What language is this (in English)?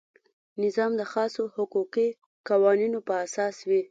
Pashto